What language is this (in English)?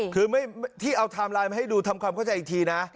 Thai